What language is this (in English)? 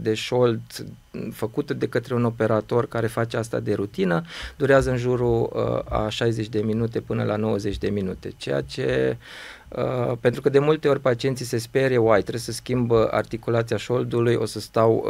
Romanian